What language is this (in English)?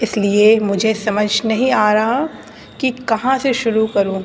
Urdu